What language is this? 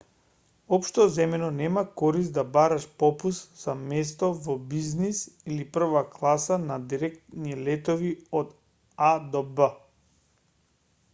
Macedonian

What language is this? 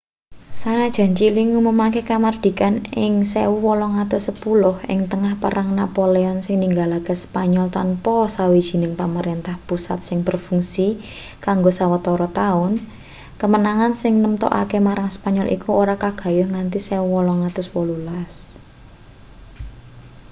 Javanese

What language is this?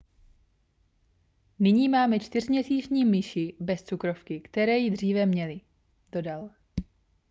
Czech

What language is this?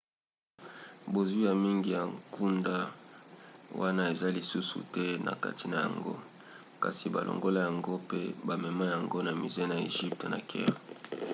Lingala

